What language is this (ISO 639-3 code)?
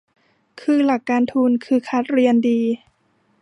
tha